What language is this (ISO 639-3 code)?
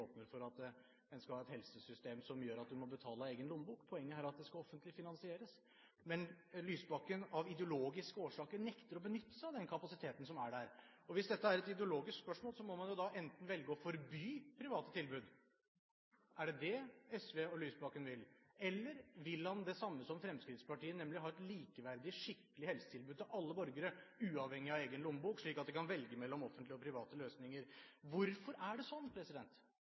nob